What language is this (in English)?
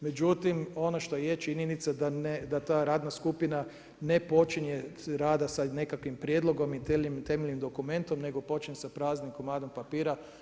Croatian